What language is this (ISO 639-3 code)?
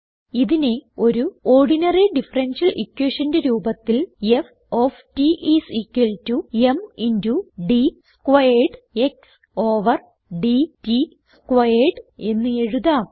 mal